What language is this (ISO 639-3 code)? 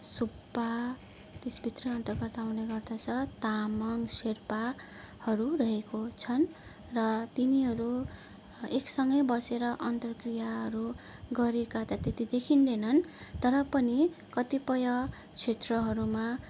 nep